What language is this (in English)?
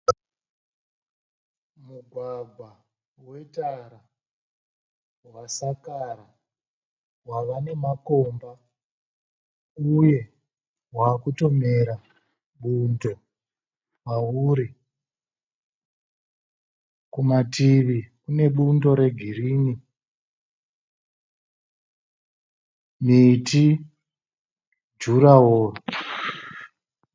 Shona